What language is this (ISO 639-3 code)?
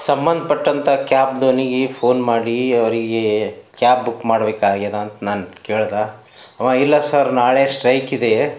kan